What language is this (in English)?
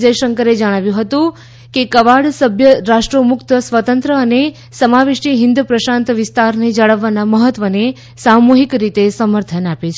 Gujarati